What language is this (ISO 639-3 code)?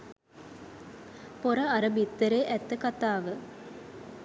sin